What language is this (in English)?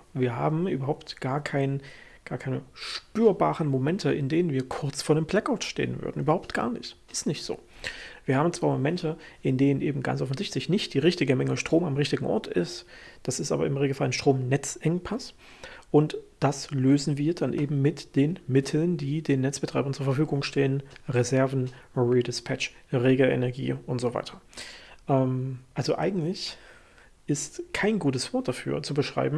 German